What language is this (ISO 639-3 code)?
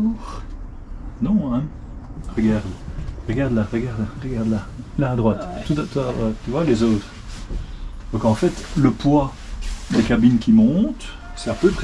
fra